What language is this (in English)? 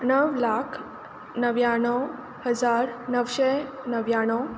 Konkani